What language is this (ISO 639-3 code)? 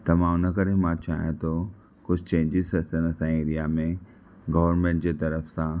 snd